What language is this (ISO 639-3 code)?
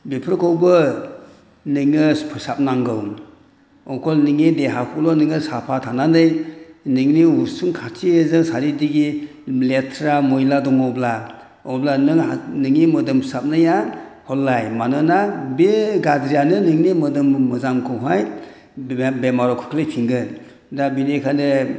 brx